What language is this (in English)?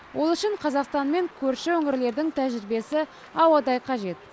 Kazakh